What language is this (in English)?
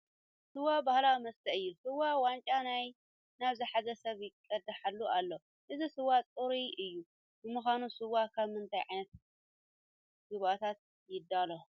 Tigrinya